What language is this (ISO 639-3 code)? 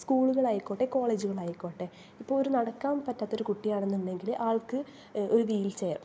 mal